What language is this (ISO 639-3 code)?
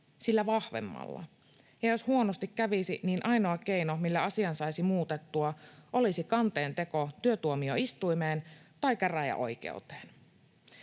fin